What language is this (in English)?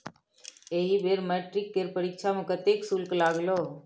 Maithili